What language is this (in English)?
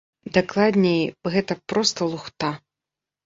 Belarusian